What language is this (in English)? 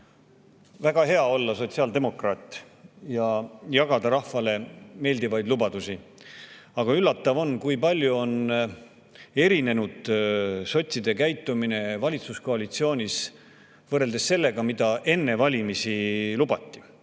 Estonian